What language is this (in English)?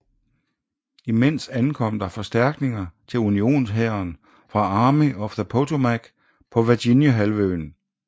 Danish